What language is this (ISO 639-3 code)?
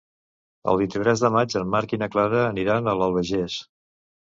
cat